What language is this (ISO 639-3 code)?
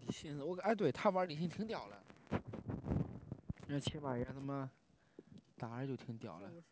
zho